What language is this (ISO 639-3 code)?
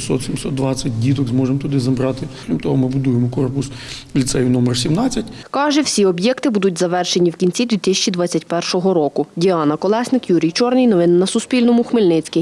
ukr